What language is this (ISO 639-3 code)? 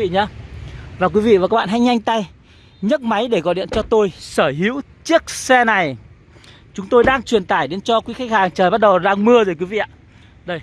vie